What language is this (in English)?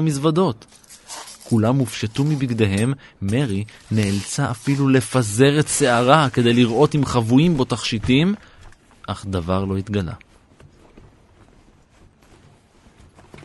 Hebrew